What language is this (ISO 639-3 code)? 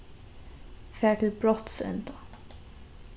fao